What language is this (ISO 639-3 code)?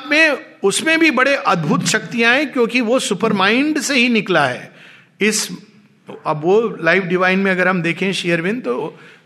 hin